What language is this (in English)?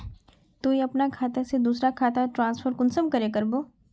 Magahi